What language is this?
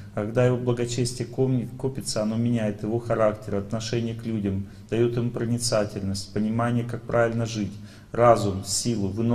Russian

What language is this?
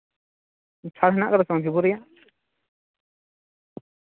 Santali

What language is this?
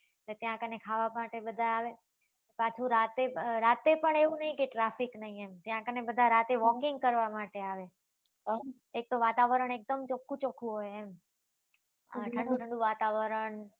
Gujarati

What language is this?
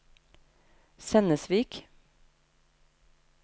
Norwegian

